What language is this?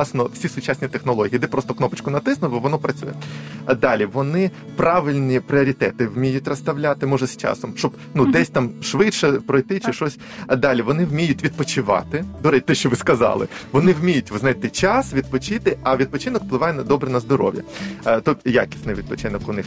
Ukrainian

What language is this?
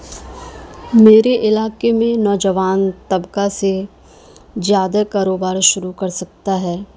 Urdu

